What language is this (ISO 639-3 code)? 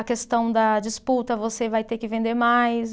por